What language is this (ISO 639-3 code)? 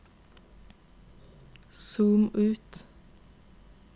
nor